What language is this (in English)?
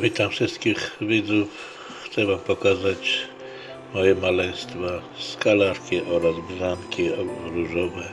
Polish